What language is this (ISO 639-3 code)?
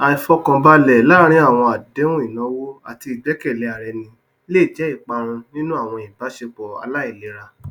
yor